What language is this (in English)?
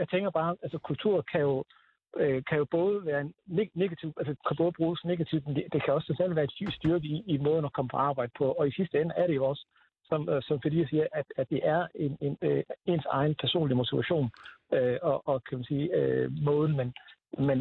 Danish